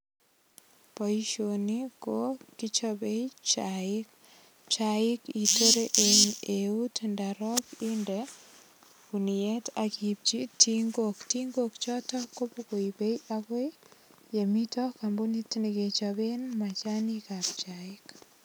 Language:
Kalenjin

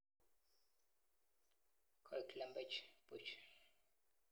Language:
Kalenjin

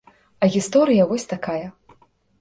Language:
Belarusian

